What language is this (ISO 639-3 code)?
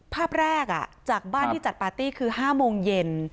tha